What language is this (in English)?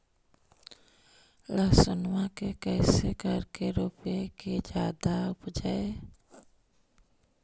Magahi